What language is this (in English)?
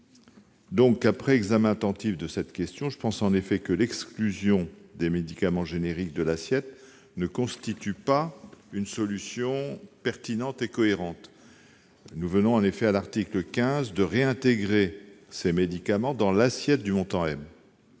French